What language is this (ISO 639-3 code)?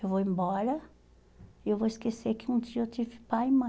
por